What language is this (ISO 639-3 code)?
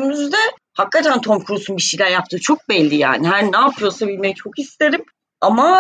tur